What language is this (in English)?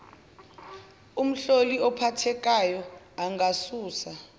Zulu